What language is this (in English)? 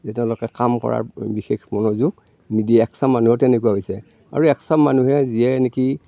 Assamese